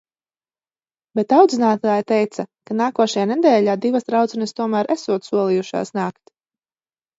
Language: Latvian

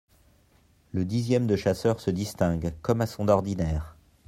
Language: French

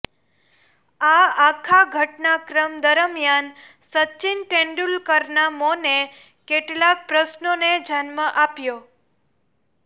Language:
Gujarati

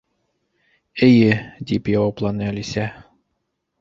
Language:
Bashkir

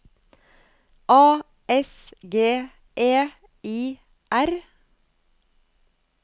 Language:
Norwegian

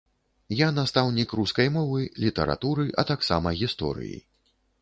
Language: Belarusian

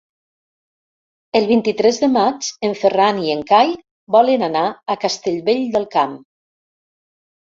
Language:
Catalan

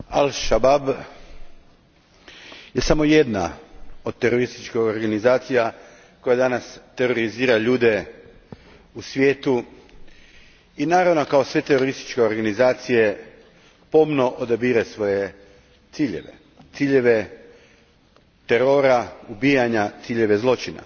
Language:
Croatian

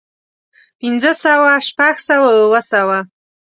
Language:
Pashto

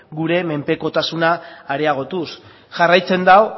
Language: Basque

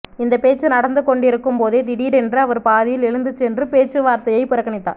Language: Tamil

